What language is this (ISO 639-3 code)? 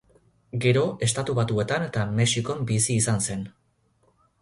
eus